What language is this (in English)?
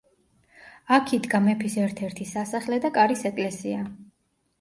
Georgian